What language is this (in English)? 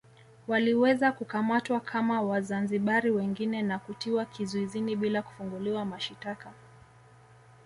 Swahili